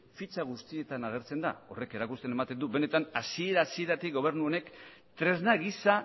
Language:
Basque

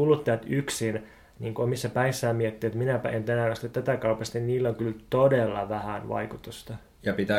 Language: Finnish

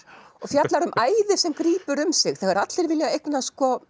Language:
Icelandic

